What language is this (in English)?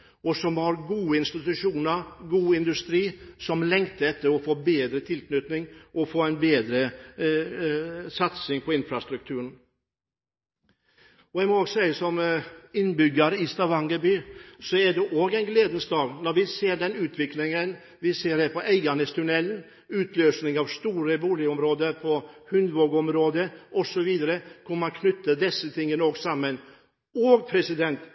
Norwegian Bokmål